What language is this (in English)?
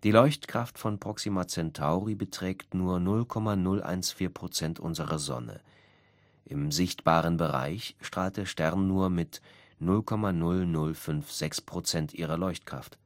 German